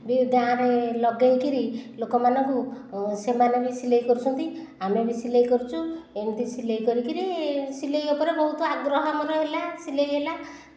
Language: Odia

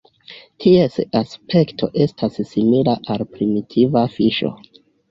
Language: Esperanto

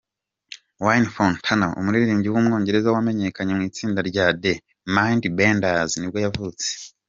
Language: Kinyarwanda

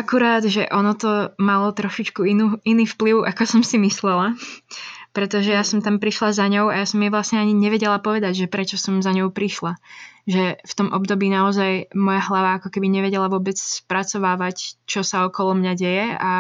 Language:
Slovak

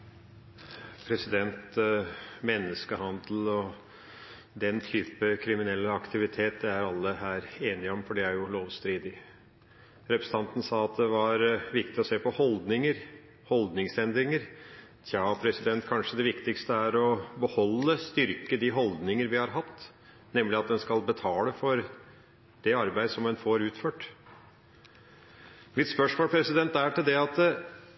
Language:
Norwegian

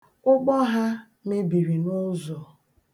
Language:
Igbo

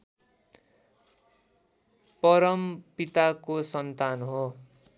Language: Nepali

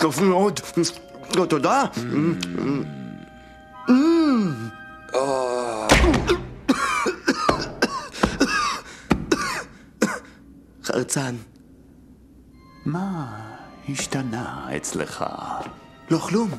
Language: Hebrew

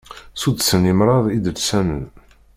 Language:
Kabyle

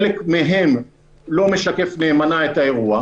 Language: Hebrew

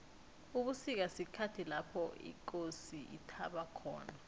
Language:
South Ndebele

